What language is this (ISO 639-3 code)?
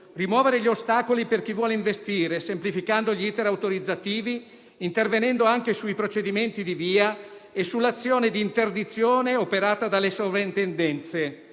ita